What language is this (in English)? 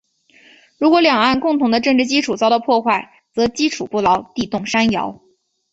Chinese